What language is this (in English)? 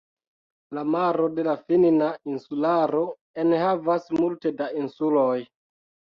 Esperanto